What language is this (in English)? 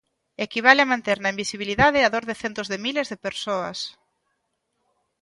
Galician